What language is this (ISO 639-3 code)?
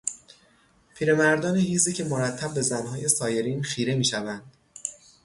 fas